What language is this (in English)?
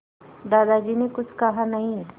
Hindi